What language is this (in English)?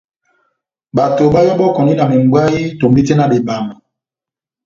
Batanga